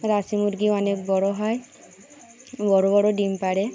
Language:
Bangla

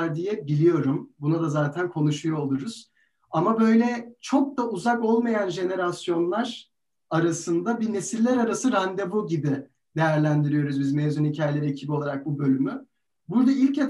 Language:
Turkish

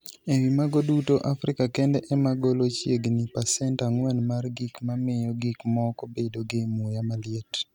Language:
Luo (Kenya and Tanzania)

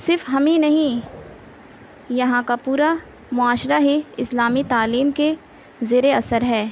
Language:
Urdu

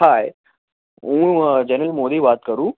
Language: Gujarati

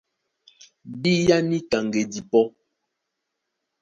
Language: Duala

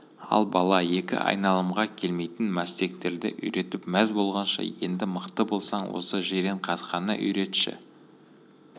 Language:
Kazakh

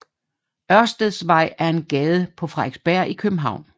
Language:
Danish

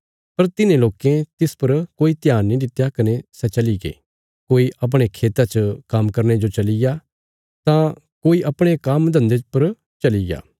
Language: Bilaspuri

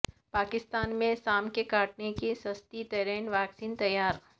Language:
Urdu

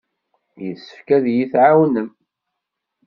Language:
Kabyle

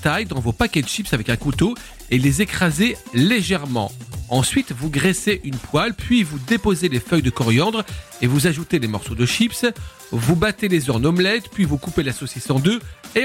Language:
French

